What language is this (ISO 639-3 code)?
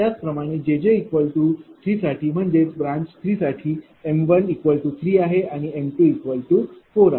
mar